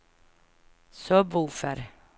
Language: Swedish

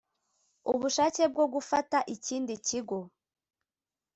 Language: Kinyarwanda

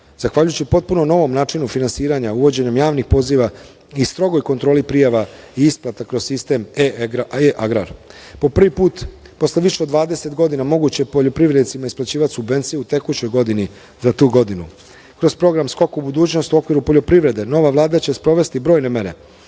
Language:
Serbian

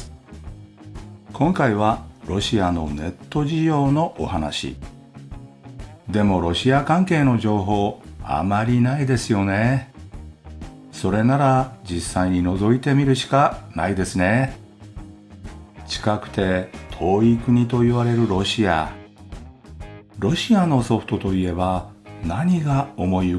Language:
Japanese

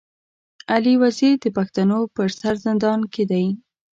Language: Pashto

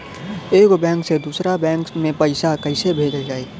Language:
Bhojpuri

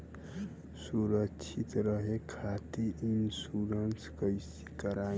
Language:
Bhojpuri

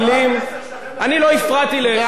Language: Hebrew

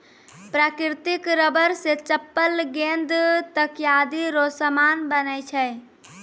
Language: Maithili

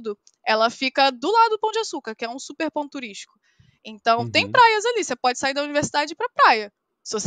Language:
Portuguese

